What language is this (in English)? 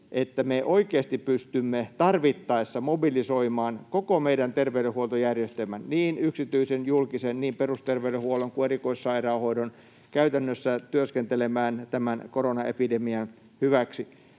Finnish